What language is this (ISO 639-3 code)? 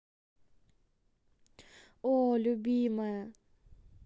rus